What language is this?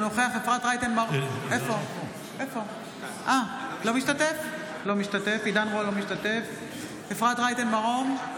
Hebrew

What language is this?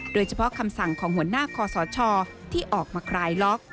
Thai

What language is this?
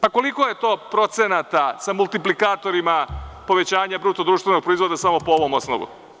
Serbian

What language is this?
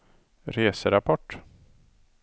Swedish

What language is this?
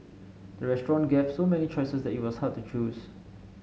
English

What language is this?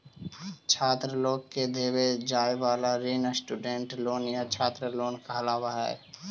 Magahi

